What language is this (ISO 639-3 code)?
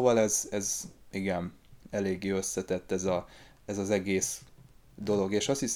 hun